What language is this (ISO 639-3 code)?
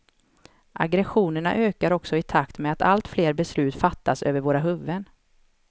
swe